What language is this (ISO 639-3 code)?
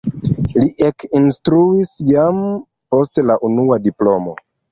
epo